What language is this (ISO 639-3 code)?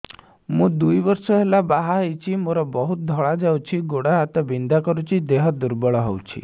ori